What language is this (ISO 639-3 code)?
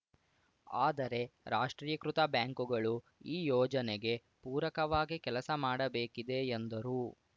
kan